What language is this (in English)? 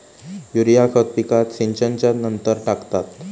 Marathi